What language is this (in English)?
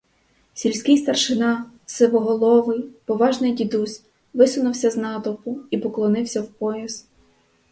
Ukrainian